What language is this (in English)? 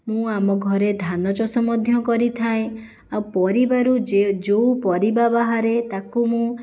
Odia